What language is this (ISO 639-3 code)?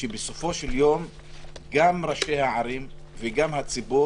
heb